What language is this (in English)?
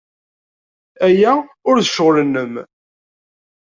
Kabyle